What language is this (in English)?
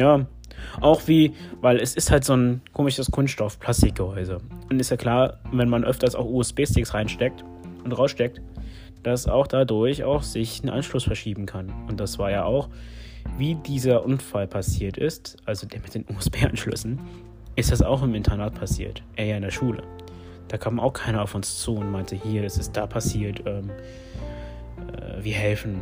German